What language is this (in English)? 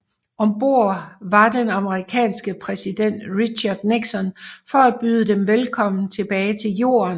Danish